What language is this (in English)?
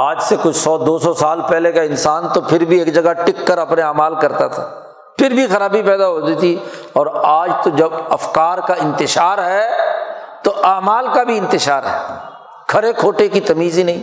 Urdu